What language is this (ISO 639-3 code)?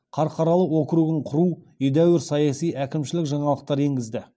kaz